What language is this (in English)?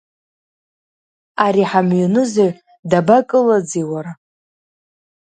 Abkhazian